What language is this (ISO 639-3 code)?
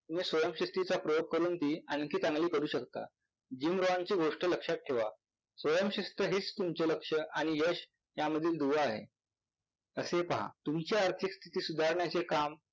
mar